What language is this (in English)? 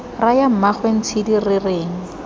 Tswana